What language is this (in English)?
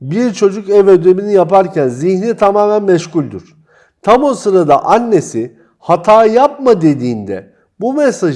Turkish